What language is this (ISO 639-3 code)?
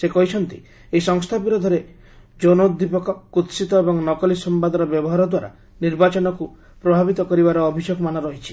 ori